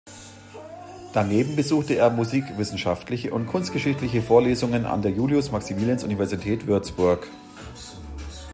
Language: German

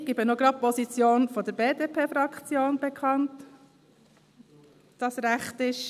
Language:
Swiss German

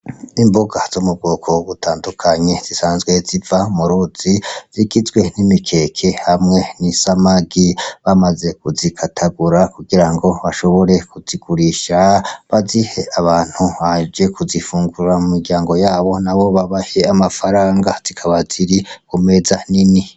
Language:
Rundi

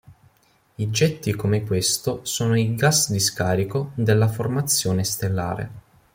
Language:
Italian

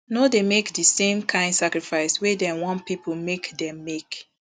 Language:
Nigerian Pidgin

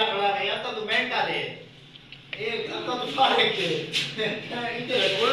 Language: Romanian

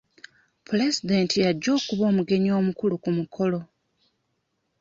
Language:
Ganda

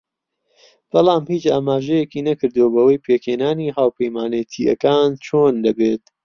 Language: Central Kurdish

